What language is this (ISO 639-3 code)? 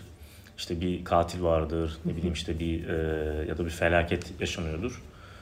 tur